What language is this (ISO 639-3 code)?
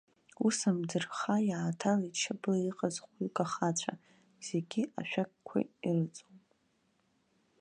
abk